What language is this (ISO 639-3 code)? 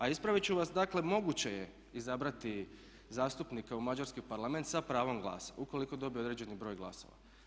hrv